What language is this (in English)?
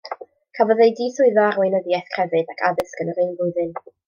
Welsh